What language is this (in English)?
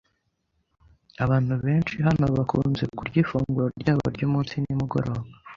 Kinyarwanda